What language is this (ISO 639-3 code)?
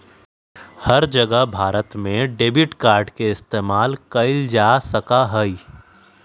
mag